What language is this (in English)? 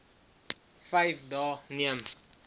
Afrikaans